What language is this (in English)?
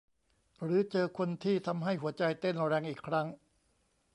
Thai